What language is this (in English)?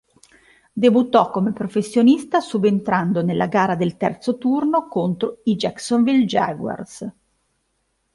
Italian